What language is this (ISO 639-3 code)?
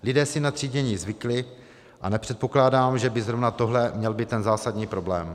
ces